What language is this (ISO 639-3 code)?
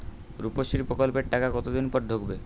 ben